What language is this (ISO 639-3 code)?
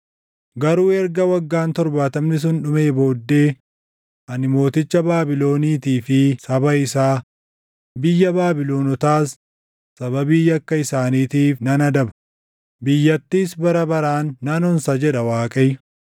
orm